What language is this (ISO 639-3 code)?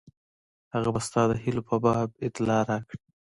pus